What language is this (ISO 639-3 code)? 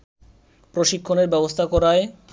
ben